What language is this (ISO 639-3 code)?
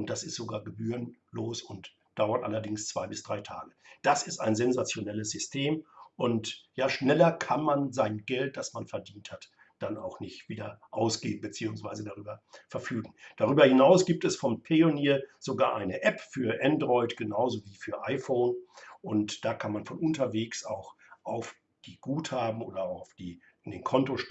deu